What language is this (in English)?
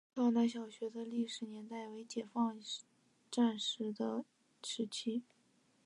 Chinese